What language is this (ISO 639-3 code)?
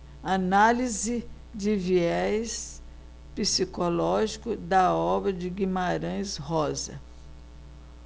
por